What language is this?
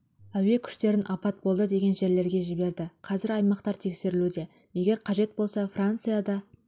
Kazakh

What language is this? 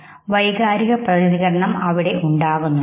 Malayalam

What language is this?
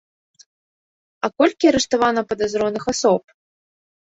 Belarusian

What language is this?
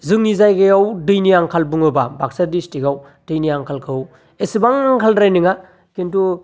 Bodo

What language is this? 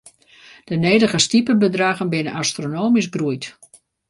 Western Frisian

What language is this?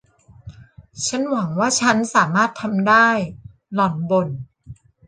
Thai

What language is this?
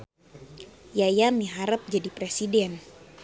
Sundanese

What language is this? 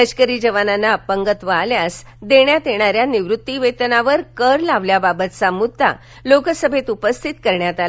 Marathi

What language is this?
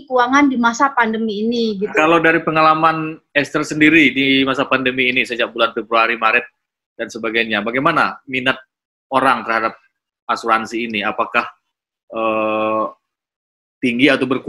Indonesian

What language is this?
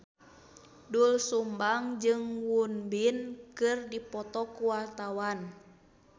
Sundanese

